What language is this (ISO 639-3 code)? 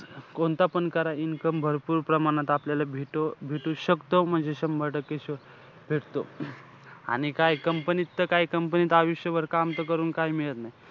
mar